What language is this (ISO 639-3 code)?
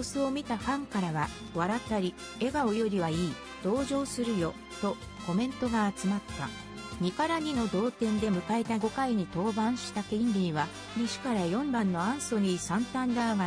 jpn